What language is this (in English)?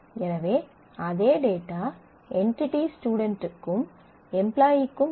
Tamil